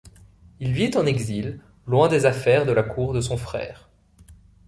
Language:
French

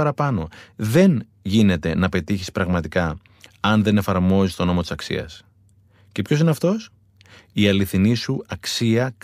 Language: Greek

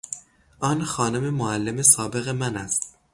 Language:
Persian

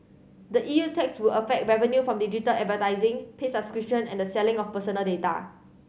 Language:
English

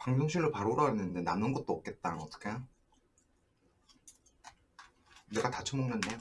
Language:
Korean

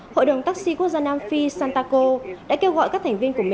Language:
Vietnamese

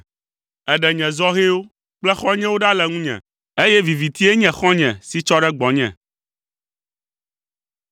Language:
Ewe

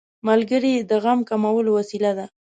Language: Pashto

